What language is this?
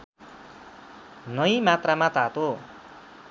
Nepali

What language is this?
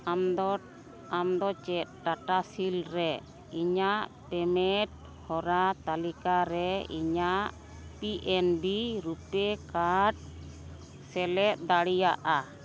Santali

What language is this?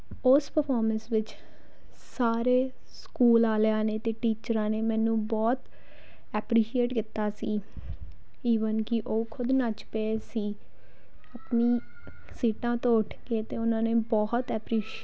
Punjabi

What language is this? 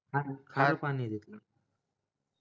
Marathi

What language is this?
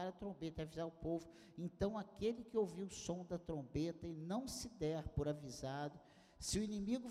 Portuguese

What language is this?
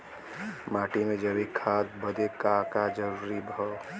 Bhojpuri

